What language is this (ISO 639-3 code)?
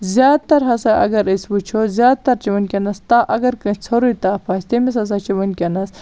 kas